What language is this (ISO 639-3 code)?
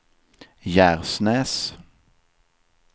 swe